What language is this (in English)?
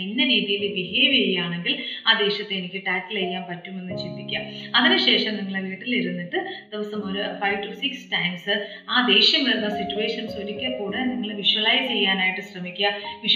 Malayalam